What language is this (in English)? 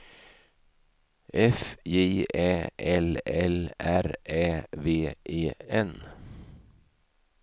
Swedish